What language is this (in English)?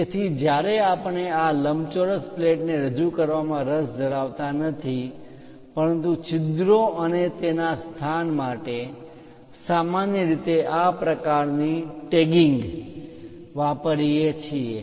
Gujarati